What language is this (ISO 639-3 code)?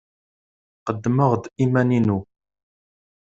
kab